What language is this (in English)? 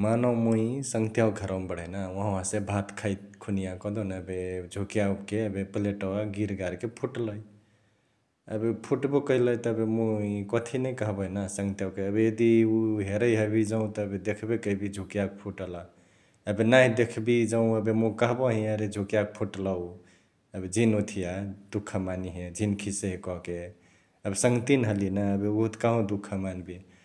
Chitwania Tharu